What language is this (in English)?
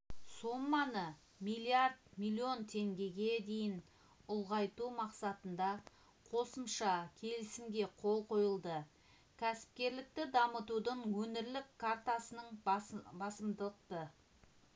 Kazakh